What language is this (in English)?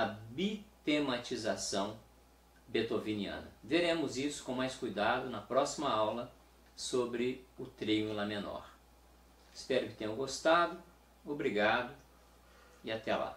Portuguese